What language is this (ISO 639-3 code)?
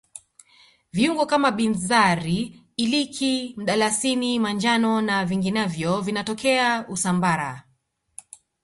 swa